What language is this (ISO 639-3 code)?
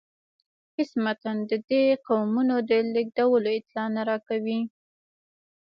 pus